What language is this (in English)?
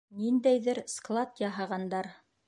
Bashkir